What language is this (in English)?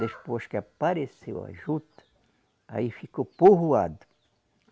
Portuguese